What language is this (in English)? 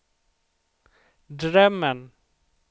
Swedish